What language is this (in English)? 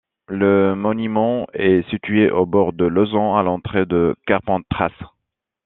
French